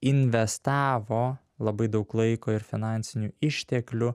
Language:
Lithuanian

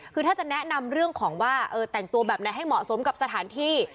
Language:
Thai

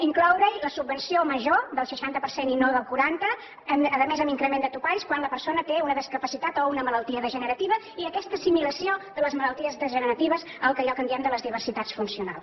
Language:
Catalan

